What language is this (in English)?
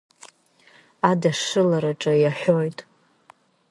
Abkhazian